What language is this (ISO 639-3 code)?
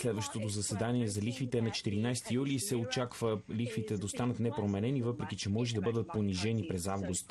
ron